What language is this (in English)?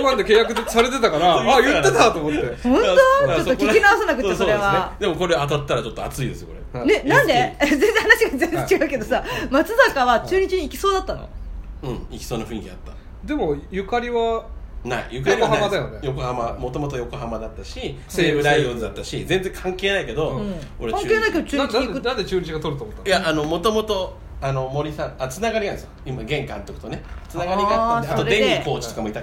Japanese